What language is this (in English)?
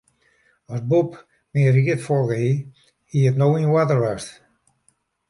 Western Frisian